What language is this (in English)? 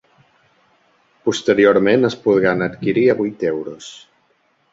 Catalan